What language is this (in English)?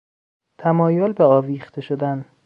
Persian